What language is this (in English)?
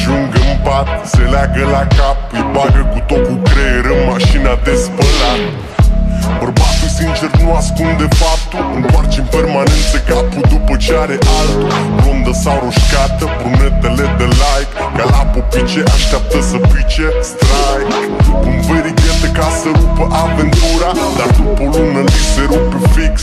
Romanian